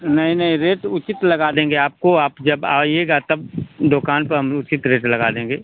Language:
Hindi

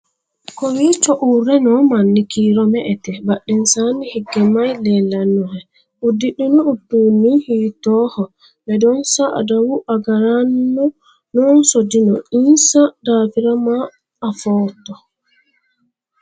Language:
Sidamo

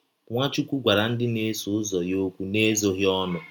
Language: Igbo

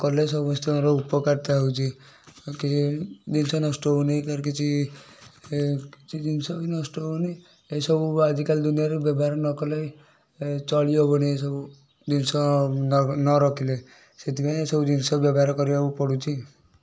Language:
Odia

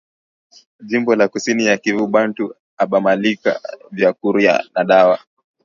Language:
Swahili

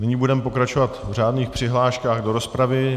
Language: Czech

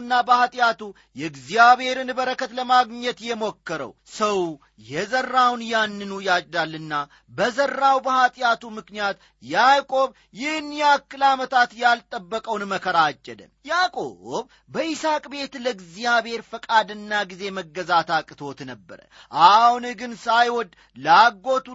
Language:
Amharic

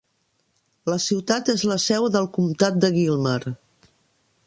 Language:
Catalan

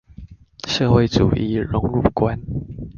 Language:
Chinese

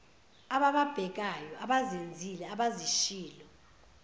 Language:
Zulu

